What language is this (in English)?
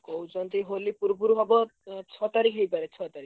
Odia